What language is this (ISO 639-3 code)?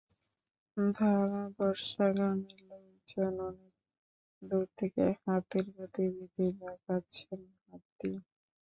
ben